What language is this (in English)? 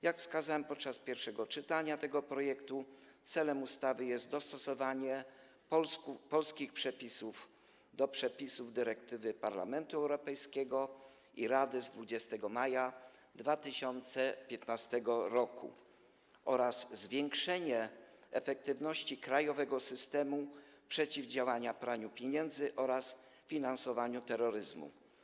Polish